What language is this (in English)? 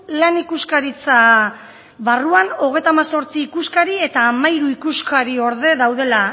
Basque